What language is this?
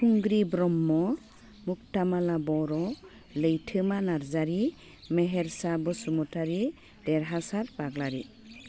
Bodo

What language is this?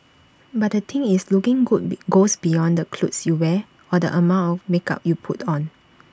English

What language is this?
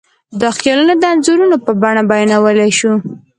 Pashto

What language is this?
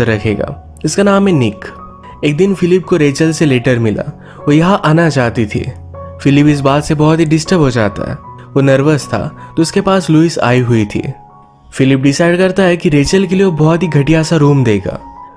Hindi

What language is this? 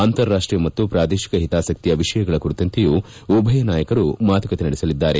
Kannada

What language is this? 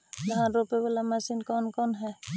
Magahi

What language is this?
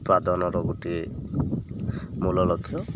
Odia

